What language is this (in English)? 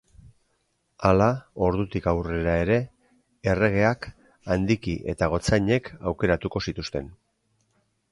Basque